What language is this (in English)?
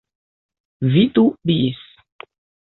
Esperanto